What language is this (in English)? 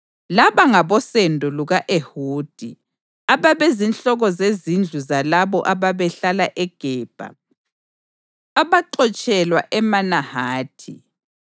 North Ndebele